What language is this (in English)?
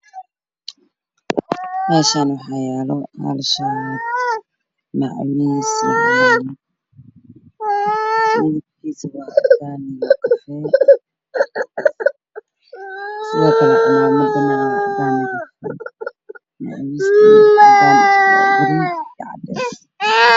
Somali